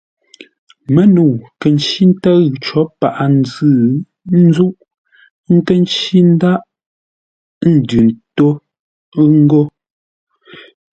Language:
Ngombale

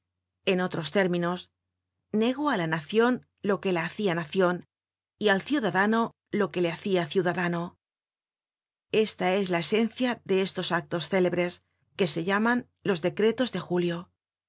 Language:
Spanish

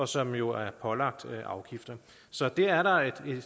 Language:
Danish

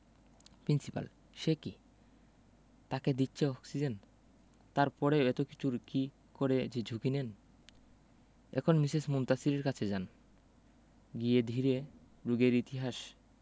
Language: Bangla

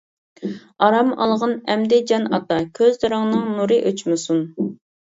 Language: Uyghur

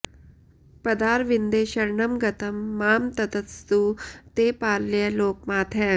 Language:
Sanskrit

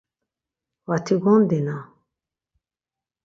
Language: Laz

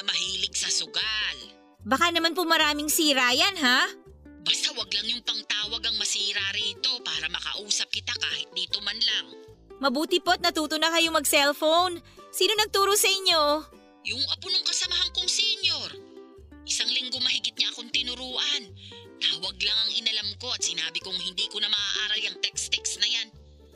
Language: Filipino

